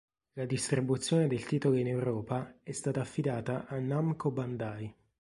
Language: Italian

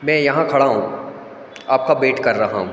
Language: Hindi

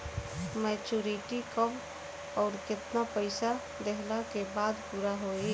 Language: Bhojpuri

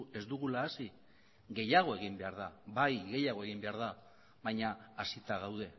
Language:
Basque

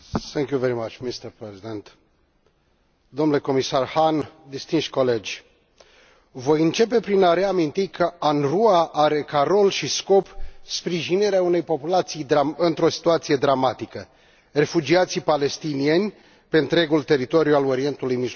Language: Romanian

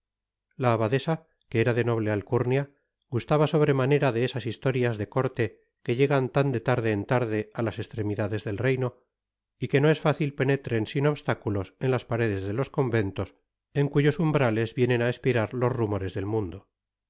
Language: Spanish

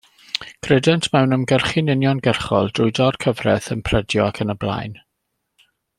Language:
Welsh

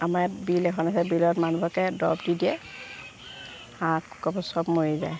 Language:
Assamese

